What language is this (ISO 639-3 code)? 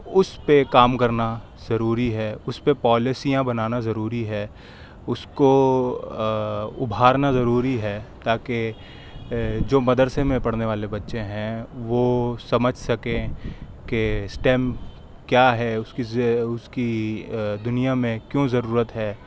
urd